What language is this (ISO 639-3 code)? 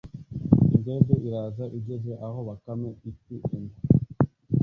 kin